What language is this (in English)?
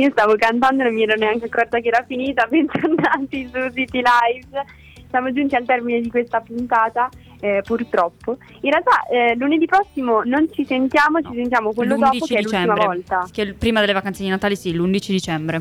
Italian